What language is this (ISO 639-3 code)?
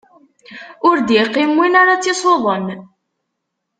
kab